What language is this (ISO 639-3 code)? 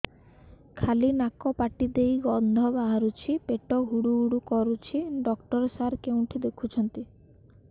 ori